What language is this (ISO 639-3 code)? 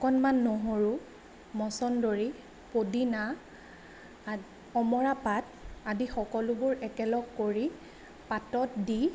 asm